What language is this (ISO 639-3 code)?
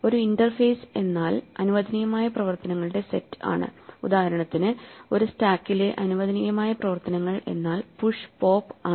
mal